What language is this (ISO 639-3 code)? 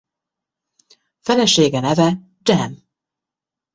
hun